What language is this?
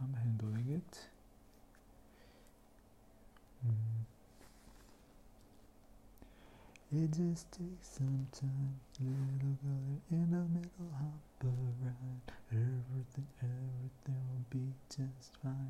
Hebrew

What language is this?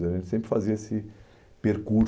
Portuguese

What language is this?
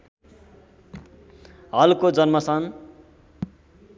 Nepali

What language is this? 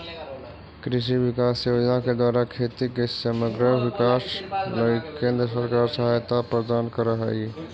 Magahi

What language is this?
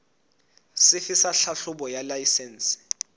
Southern Sotho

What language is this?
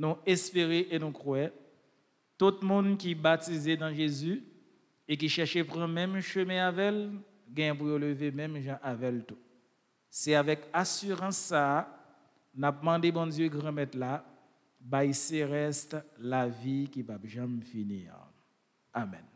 French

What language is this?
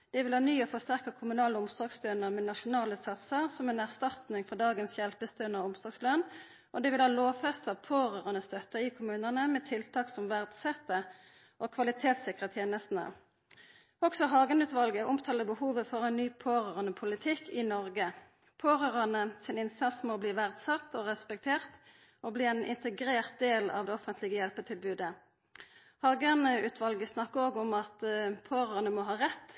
Norwegian Nynorsk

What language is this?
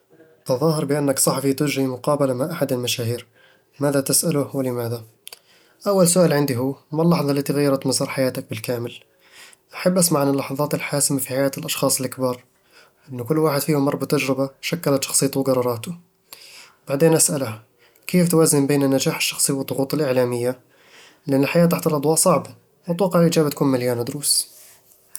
Eastern Egyptian Bedawi Arabic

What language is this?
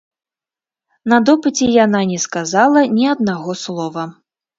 Belarusian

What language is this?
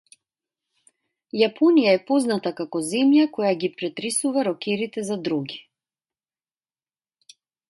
Macedonian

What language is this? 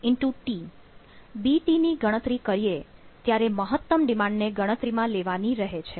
Gujarati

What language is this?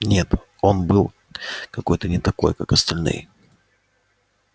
Russian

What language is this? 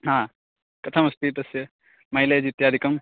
Sanskrit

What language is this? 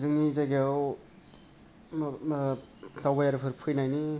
Bodo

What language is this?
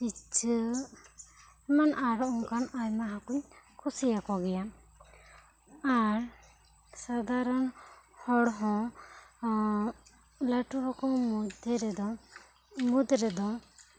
Santali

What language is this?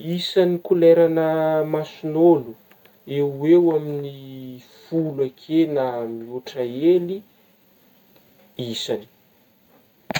Northern Betsimisaraka Malagasy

